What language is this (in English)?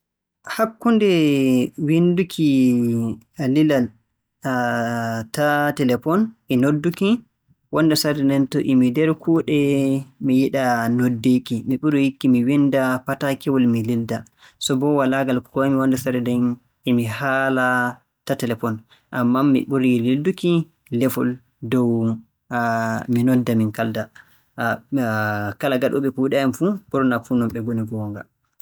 Borgu Fulfulde